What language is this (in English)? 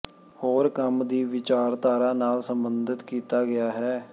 Punjabi